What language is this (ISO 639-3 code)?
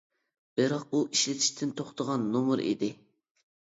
uig